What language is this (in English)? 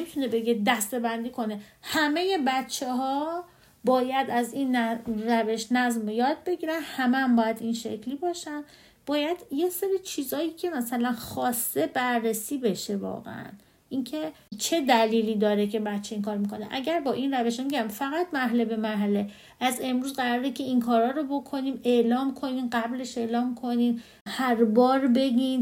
Persian